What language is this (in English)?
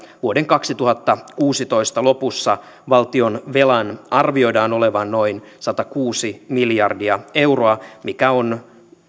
Finnish